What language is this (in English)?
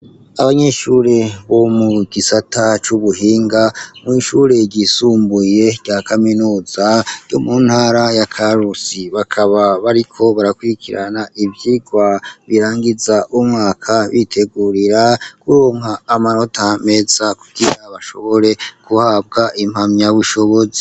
Rundi